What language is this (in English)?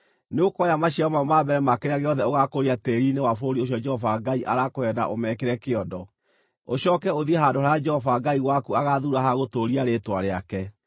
Kikuyu